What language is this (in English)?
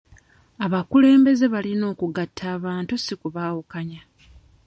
Ganda